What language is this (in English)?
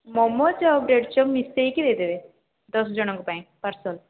Odia